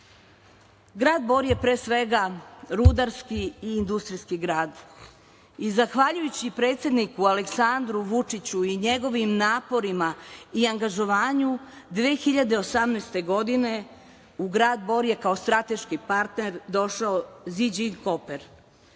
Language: Serbian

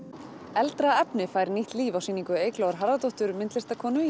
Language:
Icelandic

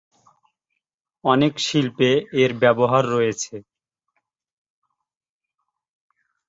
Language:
Bangla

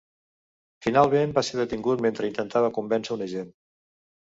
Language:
Catalan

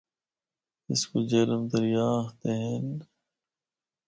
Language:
Northern Hindko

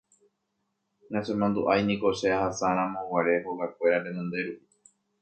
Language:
Guarani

